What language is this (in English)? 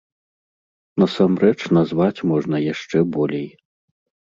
Belarusian